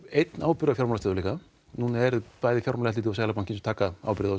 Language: Icelandic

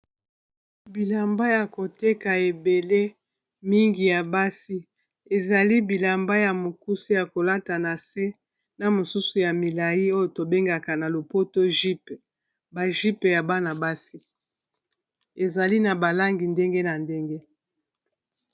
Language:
Lingala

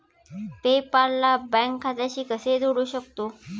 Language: Marathi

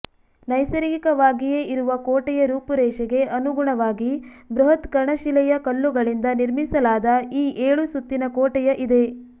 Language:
Kannada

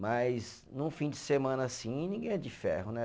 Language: Portuguese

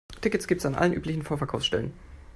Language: German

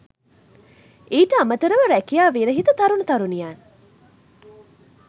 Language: Sinhala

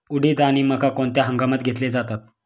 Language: Marathi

